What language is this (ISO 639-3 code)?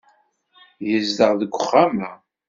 kab